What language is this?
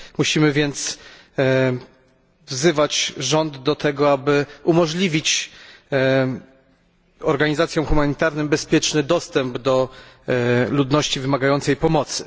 Polish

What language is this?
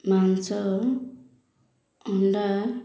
Odia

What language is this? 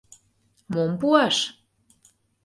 Mari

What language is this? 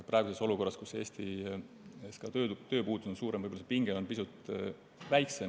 Estonian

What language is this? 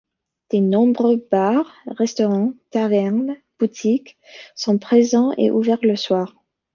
French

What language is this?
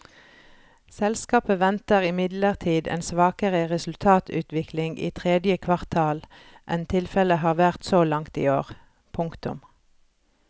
Norwegian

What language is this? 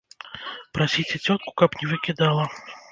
Belarusian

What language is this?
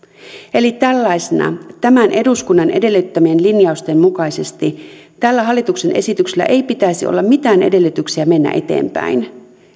Finnish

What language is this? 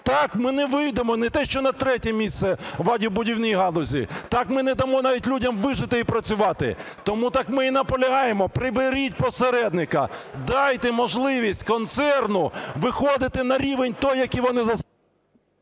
Ukrainian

